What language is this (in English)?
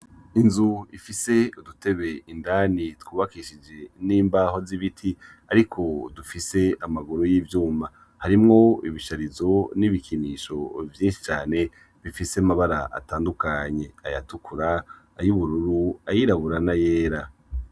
Rundi